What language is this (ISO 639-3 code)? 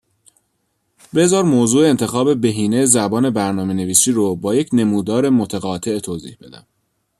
fas